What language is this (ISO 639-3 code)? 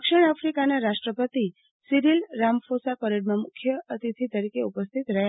guj